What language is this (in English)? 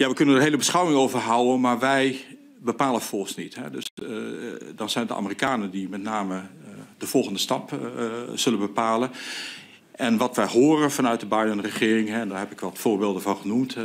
Dutch